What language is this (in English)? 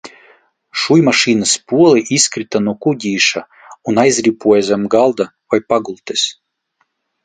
Latvian